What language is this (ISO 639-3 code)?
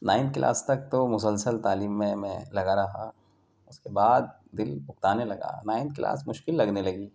urd